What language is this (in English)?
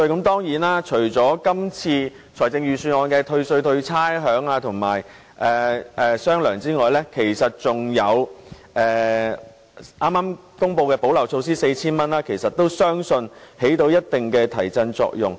Cantonese